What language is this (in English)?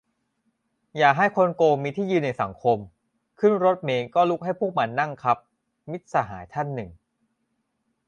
Thai